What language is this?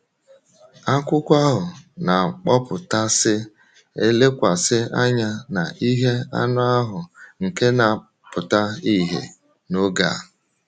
Igbo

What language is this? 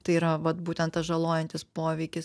Lithuanian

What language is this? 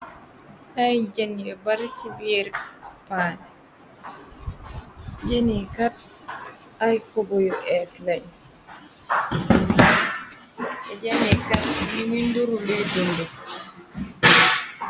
Wolof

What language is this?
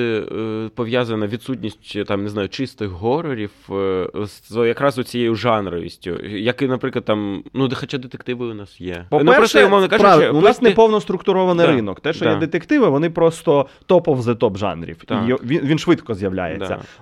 Ukrainian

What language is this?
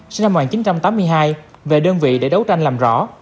Vietnamese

